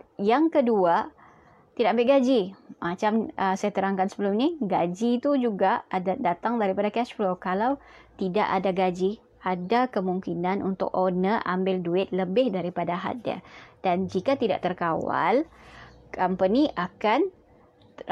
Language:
Malay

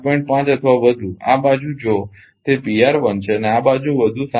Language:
Gujarati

